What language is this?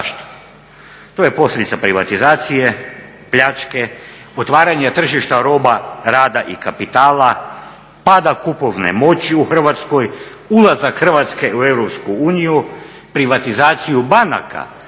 Croatian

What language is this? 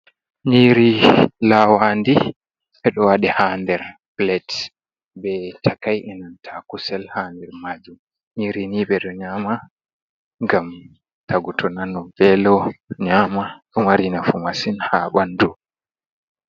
Fula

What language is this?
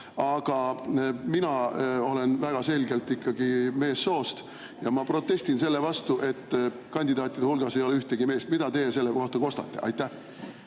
Estonian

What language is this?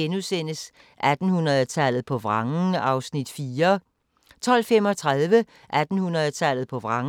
Danish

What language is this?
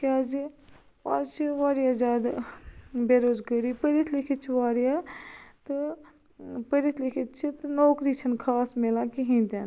Kashmiri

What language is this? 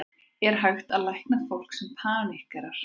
Icelandic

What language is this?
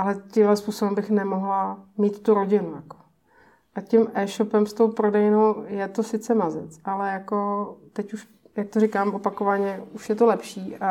Czech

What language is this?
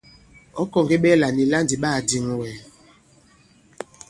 Bankon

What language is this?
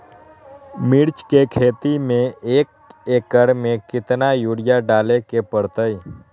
Magahi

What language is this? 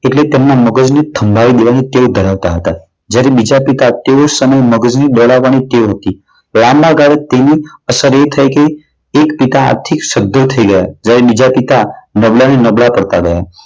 Gujarati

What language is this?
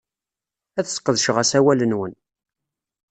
Kabyle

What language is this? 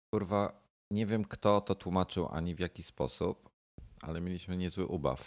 Polish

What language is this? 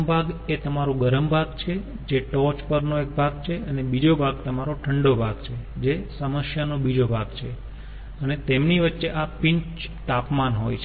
Gujarati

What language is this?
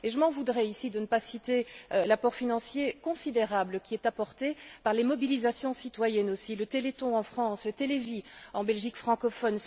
French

